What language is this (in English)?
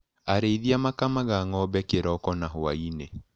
Kikuyu